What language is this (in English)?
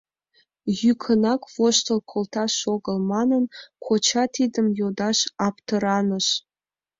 Mari